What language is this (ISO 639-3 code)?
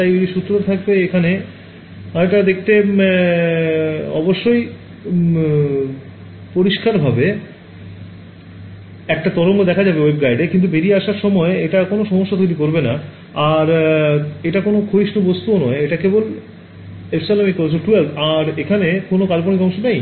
ben